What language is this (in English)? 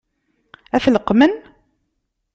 Kabyle